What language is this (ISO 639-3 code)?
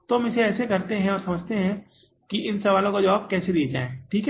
hin